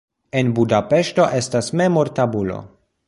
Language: Esperanto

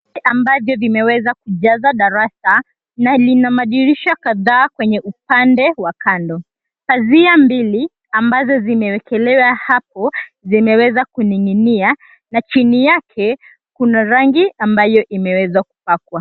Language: Swahili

